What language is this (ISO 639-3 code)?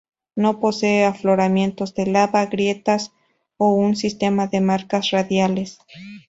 spa